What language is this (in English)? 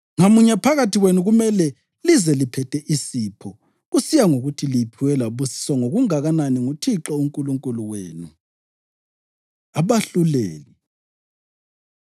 North Ndebele